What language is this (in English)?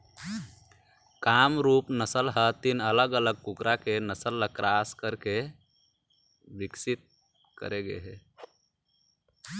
Chhattisgarhi